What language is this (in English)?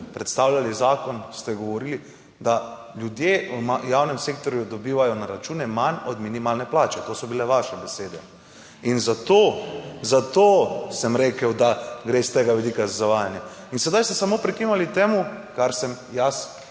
Slovenian